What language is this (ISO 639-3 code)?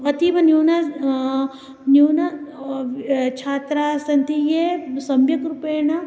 san